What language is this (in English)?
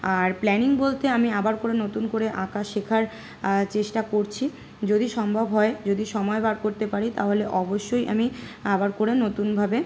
Bangla